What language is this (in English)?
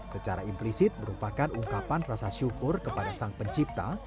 Indonesian